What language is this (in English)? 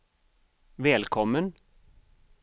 Swedish